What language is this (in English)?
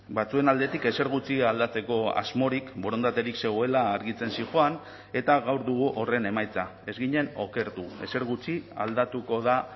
Basque